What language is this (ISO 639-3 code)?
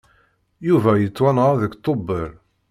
kab